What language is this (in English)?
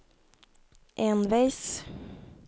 Norwegian